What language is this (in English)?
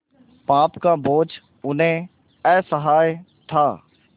Hindi